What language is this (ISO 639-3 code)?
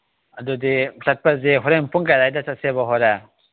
mni